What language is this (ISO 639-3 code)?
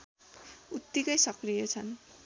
nep